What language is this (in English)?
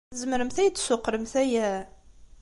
Kabyle